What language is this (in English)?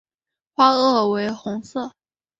Chinese